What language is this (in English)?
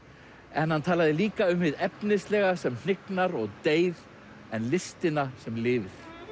Icelandic